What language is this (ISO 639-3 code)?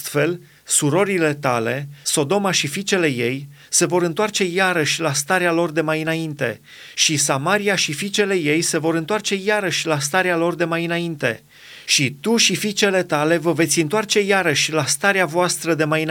ron